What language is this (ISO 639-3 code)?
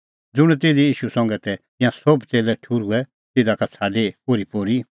kfx